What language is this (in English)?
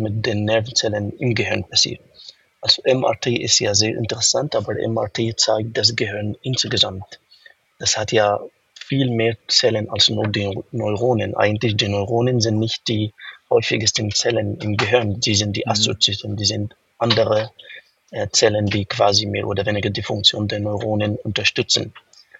German